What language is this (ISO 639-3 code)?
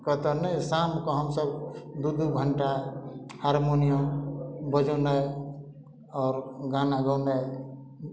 mai